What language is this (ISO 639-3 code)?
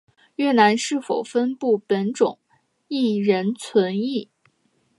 zho